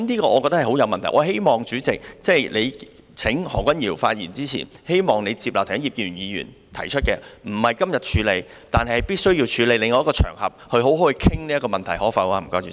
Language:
Cantonese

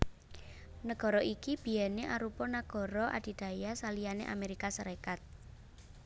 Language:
Javanese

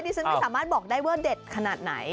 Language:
Thai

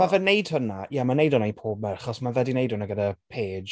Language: Welsh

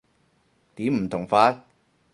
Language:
Cantonese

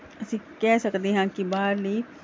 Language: Punjabi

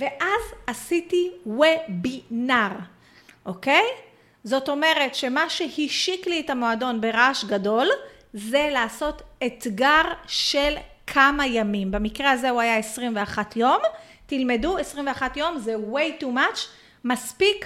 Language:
Hebrew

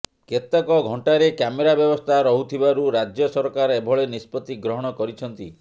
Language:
Odia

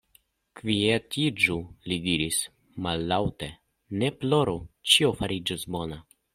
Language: Esperanto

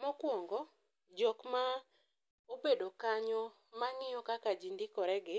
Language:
Luo (Kenya and Tanzania)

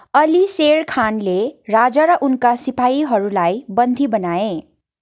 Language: Nepali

